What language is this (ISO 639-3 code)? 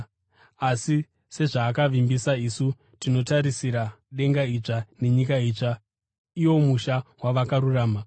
sna